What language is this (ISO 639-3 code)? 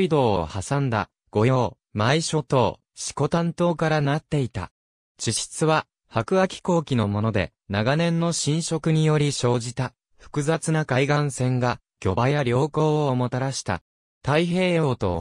jpn